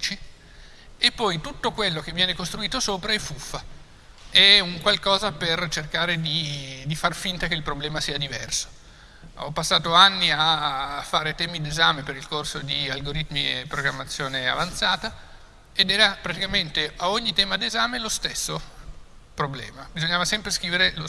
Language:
Italian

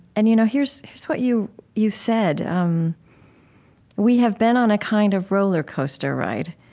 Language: English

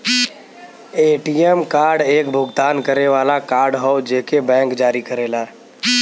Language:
Bhojpuri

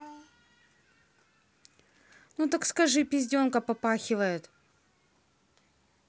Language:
Russian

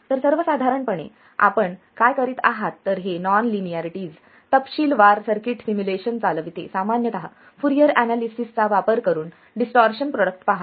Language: Marathi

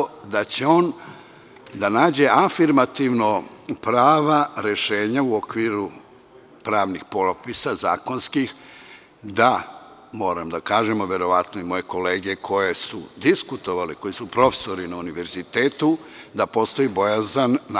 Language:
Serbian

